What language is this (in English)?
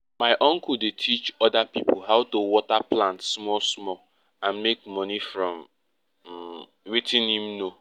Nigerian Pidgin